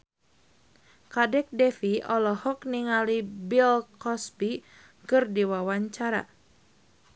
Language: Sundanese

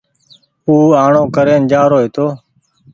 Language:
Goaria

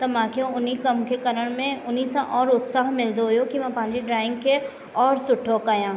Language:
Sindhi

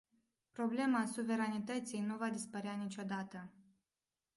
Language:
Romanian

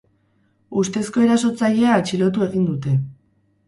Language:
Basque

